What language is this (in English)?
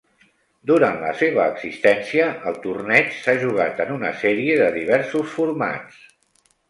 Catalan